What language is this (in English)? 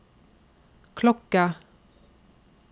Norwegian